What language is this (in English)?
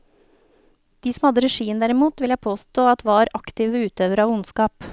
Norwegian